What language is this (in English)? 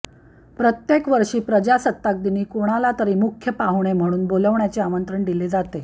Marathi